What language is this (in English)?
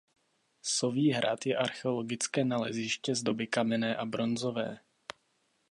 Czech